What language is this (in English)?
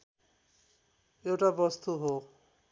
Nepali